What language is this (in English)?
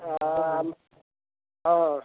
Odia